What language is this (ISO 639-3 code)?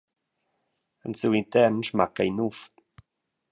roh